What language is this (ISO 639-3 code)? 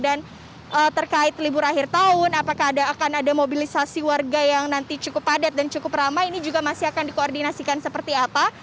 ind